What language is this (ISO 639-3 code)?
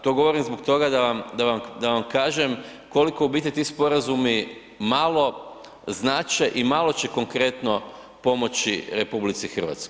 hrv